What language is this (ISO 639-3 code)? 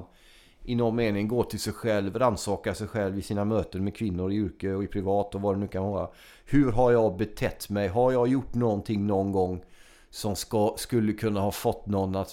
swe